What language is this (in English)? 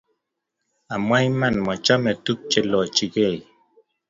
Kalenjin